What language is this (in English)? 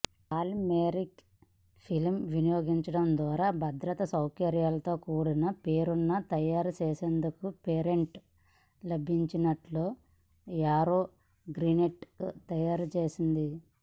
Telugu